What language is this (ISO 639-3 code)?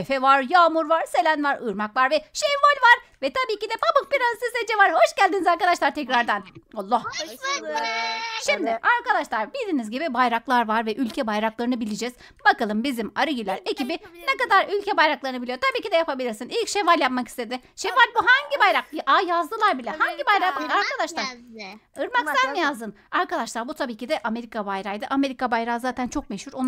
tur